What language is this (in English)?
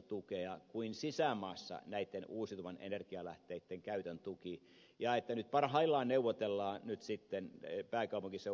Finnish